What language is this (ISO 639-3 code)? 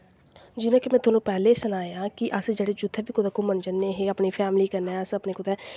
doi